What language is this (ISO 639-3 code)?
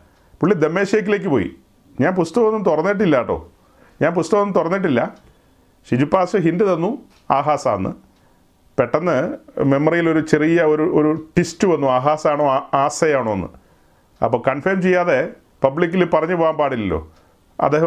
mal